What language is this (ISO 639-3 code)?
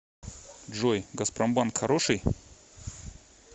rus